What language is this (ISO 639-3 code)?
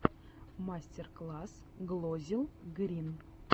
rus